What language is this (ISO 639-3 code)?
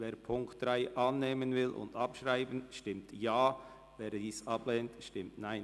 gsw